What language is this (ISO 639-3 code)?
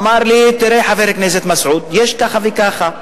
heb